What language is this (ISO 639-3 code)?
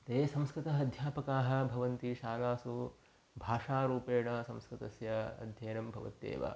san